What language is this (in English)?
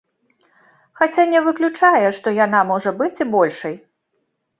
Belarusian